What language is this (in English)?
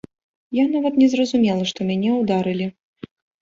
Belarusian